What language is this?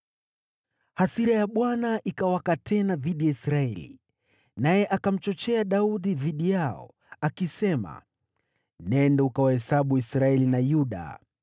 Swahili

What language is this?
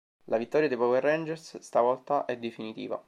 Italian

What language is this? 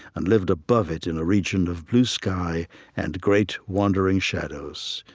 English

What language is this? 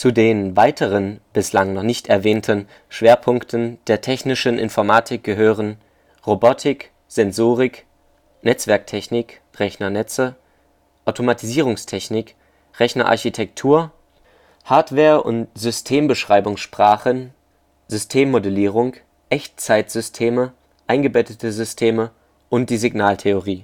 German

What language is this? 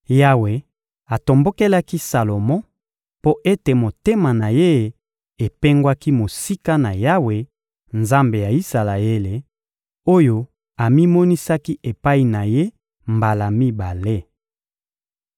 Lingala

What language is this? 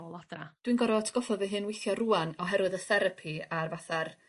Welsh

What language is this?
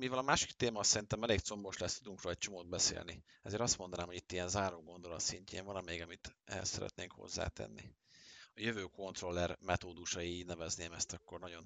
Hungarian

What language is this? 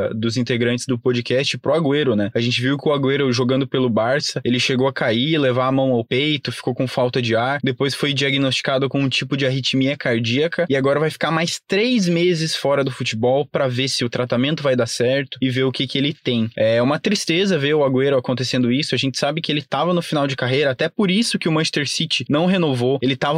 Portuguese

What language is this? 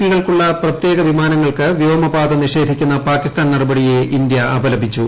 Malayalam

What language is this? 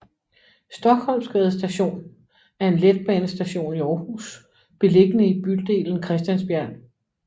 Danish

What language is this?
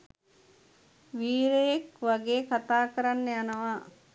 Sinhala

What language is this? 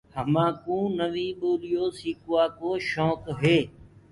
Gurgula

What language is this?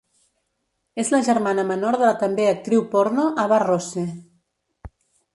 Catalan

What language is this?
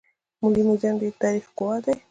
Pashto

